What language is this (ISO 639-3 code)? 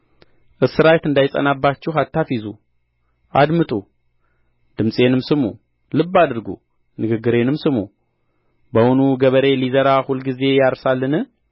amh